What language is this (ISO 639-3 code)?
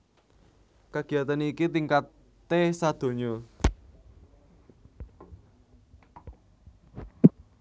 jav